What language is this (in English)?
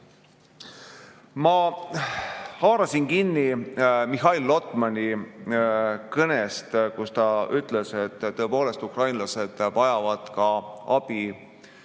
Estonian